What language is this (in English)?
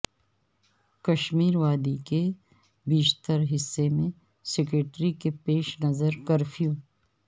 Urdu